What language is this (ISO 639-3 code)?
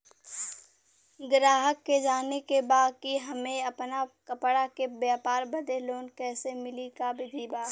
bho